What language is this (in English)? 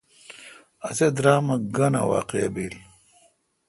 Kalkoti